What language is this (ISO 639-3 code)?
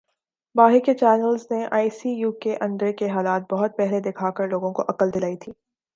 urd